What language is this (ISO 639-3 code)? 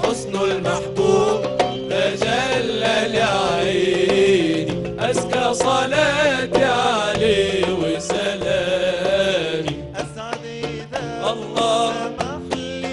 ara